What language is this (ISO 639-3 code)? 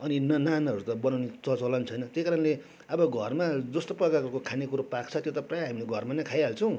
nep